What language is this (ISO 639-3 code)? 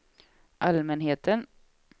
swe